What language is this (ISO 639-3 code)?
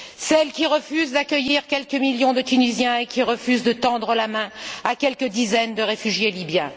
fra